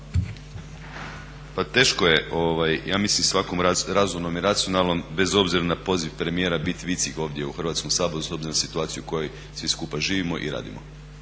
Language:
Croatian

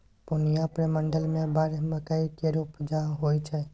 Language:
Maithili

